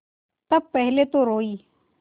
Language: Hindi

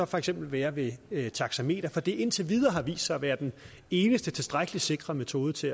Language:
Danish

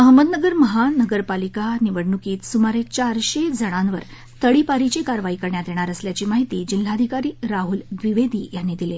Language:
Marathi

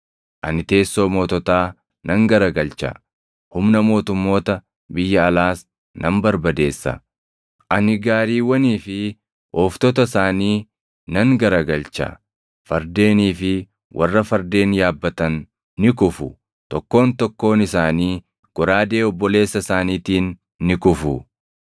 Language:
Oromo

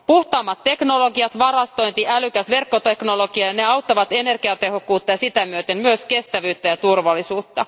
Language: Finnish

